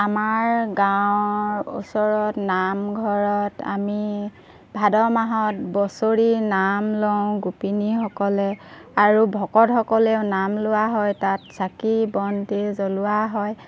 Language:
Assamese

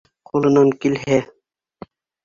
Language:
Bashkir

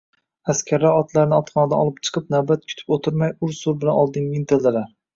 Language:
Uzbek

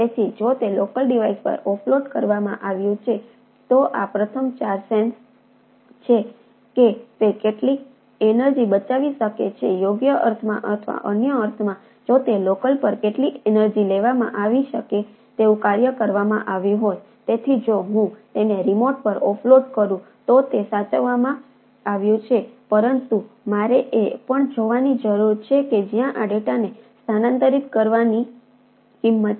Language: Gujarati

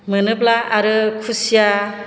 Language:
Bodo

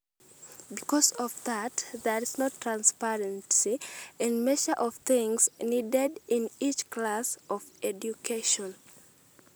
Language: Masai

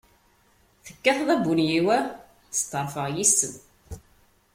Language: Kabyle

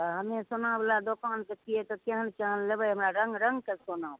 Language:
Maithili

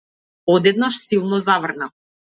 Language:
Macedonian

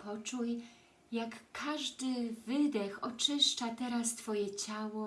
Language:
Polish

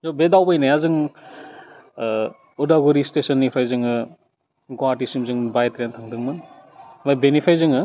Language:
Bodo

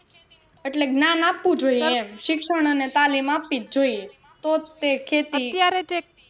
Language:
Gujarati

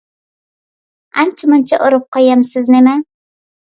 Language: Uyghur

